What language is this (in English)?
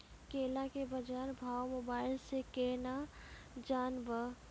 Maithili